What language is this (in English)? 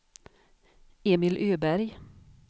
Swedish